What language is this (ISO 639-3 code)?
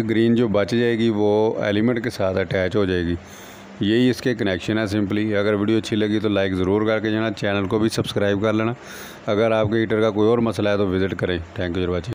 hin